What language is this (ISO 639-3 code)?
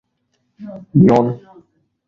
fas